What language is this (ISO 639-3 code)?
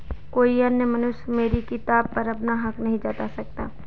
hin